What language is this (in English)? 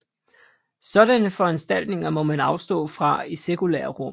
Danish